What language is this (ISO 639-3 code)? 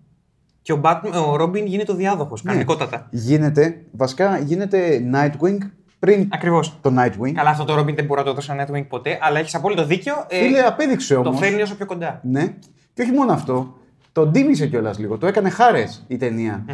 ell